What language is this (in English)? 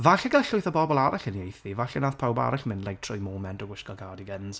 Welsh